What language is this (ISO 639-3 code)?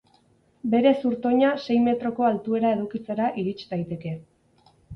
eus